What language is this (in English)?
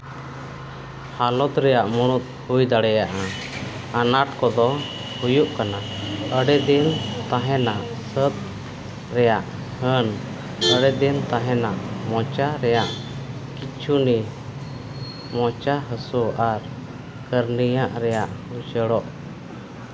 Santali